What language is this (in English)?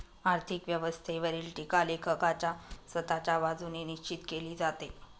Marathi